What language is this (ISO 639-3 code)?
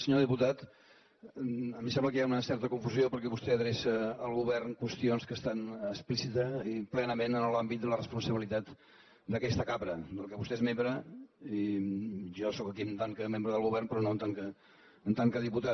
cat